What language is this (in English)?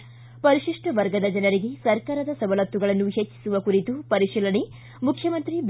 Kannada